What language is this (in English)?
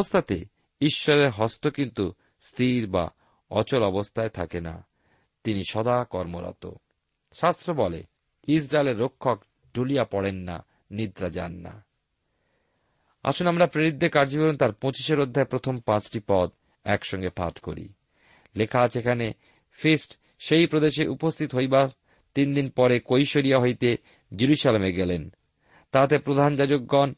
Bangla